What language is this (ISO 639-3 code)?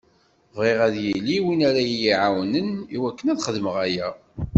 kab